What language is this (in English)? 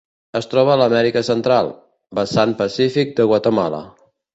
Catalan